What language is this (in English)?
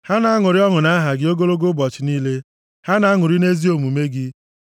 Igbo